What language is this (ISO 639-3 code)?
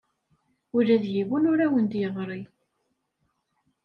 kab